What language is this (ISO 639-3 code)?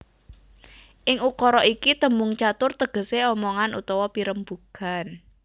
jav